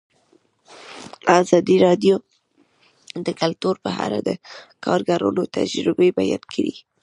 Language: Pashto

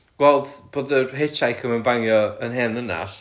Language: Welsh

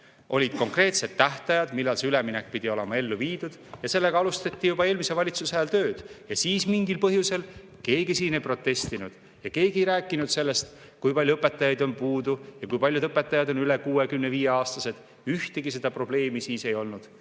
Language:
Estonian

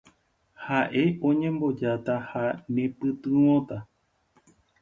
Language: Guarani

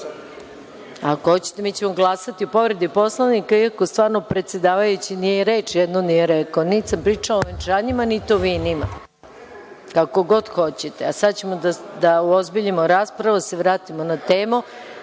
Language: Serbian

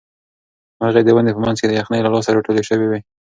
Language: Pashto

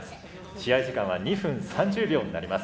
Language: Japanese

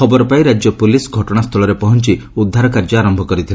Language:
Odia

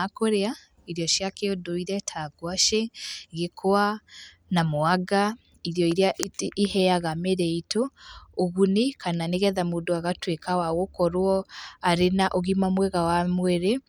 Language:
Kikuyu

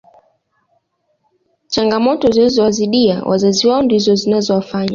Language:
Swahili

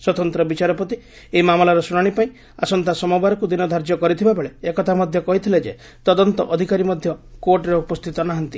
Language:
Odia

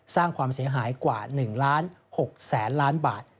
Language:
Thai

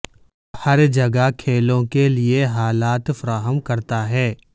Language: Urdu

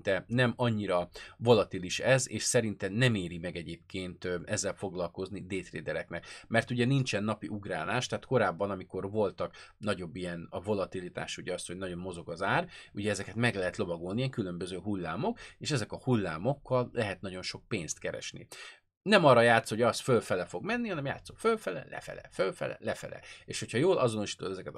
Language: Hungarian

